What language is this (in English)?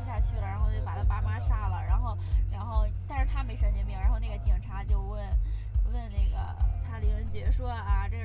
Chinese